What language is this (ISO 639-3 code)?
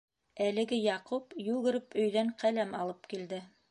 bak